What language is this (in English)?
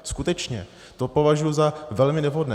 Czech